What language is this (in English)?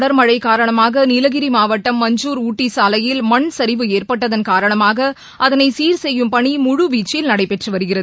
Tamil